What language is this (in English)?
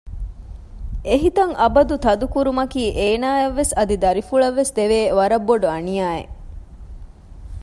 Divehi